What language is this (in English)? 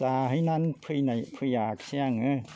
Bodo